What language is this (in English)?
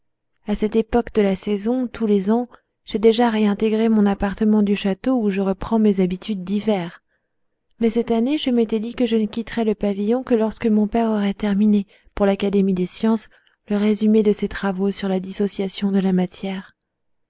French